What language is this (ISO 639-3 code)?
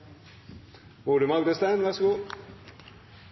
nob